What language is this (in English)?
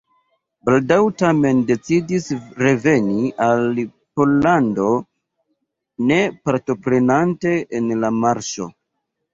Esperanto